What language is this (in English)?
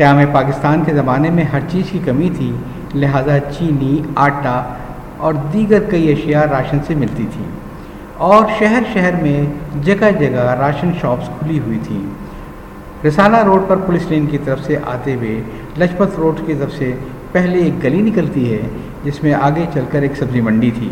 Urdu